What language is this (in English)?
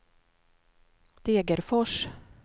Swedish